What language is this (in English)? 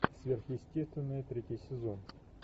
Russian